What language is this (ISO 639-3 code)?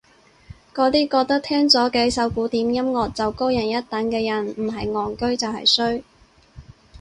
yue